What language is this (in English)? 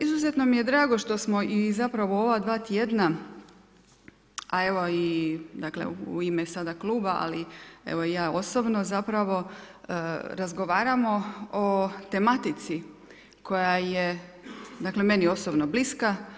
Croatian